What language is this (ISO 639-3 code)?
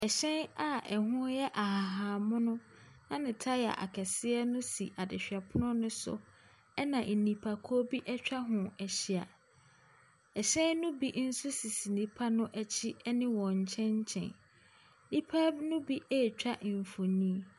aka